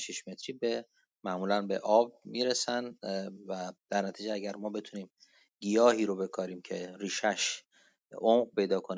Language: Persian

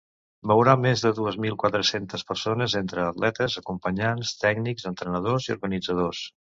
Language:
Catalan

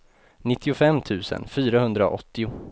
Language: Swedish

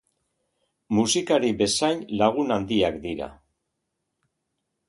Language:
Basque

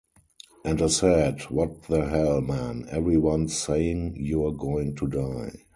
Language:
English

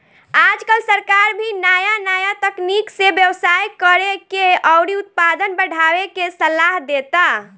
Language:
Bhojpuri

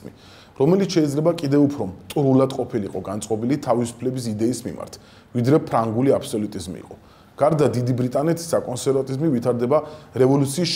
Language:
Romanian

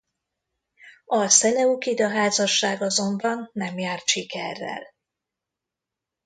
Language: Hungarian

